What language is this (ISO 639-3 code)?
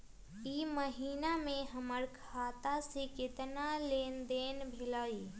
mag